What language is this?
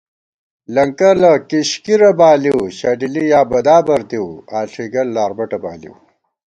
Gawar-Bati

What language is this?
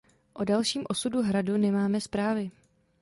Czech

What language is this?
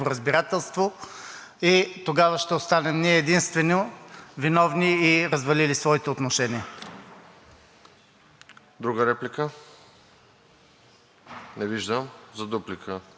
Bulgarian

